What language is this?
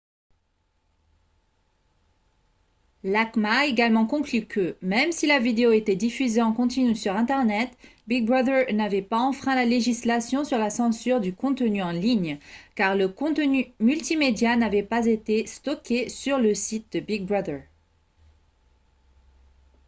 French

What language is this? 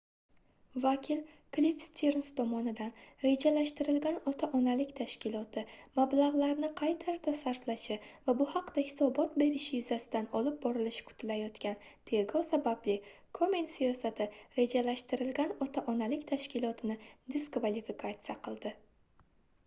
Uzbek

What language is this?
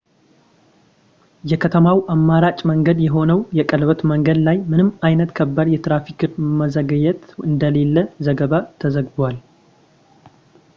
Amharic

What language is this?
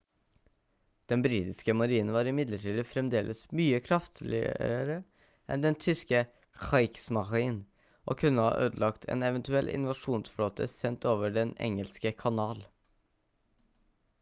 Norwegian Bokmål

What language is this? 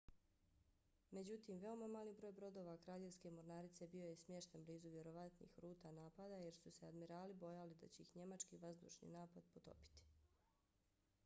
Bosnian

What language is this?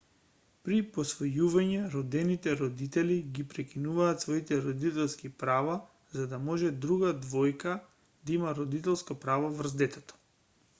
Macedonian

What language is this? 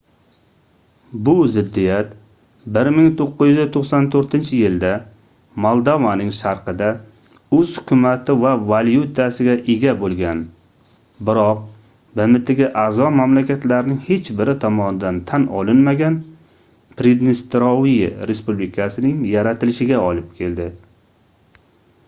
Uzbek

